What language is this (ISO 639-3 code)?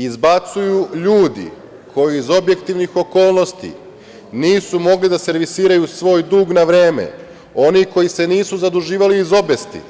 srp